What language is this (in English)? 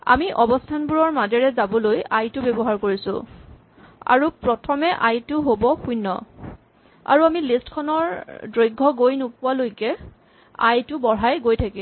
Assamese